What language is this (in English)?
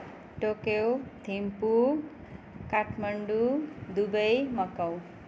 Nepali